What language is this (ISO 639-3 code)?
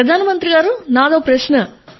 tel